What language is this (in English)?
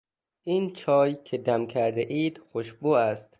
Persian